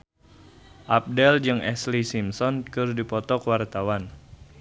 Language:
Sundanese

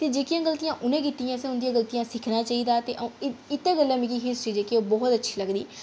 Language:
Dogri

